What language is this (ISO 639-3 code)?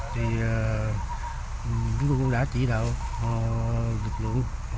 vie